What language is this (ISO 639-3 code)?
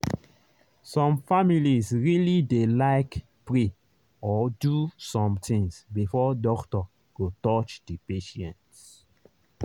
pcm